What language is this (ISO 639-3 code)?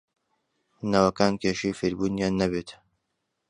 ckb